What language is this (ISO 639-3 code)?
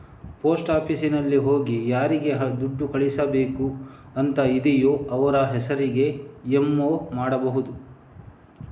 kan